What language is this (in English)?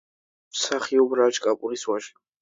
Georgian